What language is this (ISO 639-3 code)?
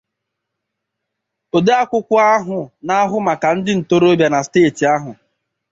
ibo